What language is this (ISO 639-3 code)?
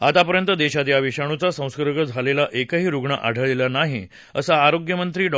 mar